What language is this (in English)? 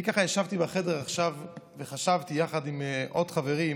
Hebrew